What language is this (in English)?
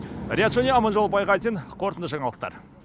Kazakh